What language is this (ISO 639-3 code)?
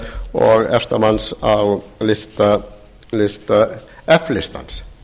isl